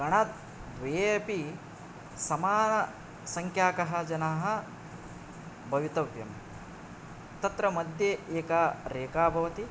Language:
Sanskrit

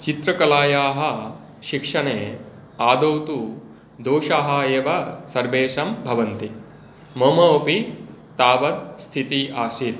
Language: Sanskrit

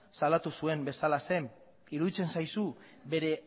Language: Basque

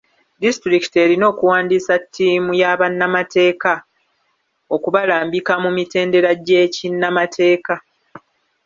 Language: Ganda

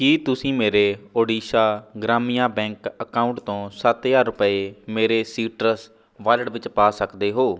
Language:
Punjabi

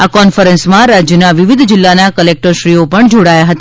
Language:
Gujarati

